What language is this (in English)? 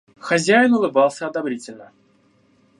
Russian